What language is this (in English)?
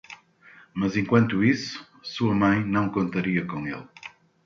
Portuguese